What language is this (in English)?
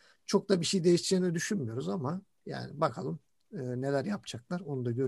Turkish